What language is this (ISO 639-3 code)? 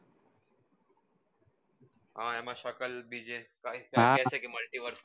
guj